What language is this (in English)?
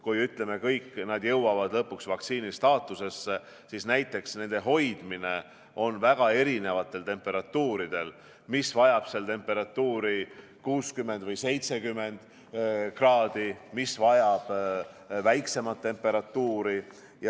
Estonian